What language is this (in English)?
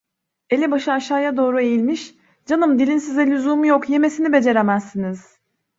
Turkish